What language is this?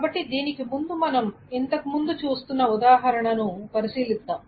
Telugu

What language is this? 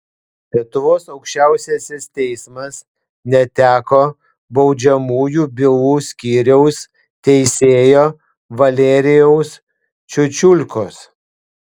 Lithuanian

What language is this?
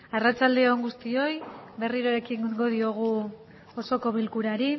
Basque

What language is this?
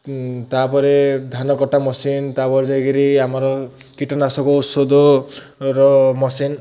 Odia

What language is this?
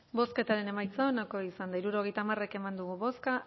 Basque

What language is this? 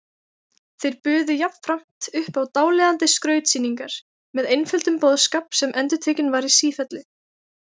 Icelandic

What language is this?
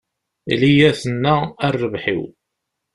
Kabyle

